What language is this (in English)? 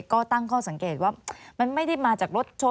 Thai